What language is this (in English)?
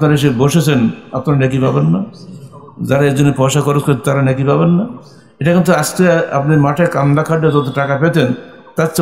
Bangla